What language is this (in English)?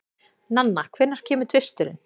Icelandic